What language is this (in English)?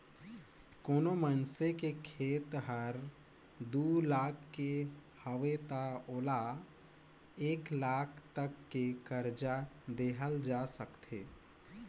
Chhattisgarhi